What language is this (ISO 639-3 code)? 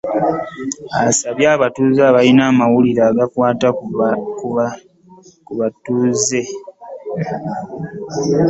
lug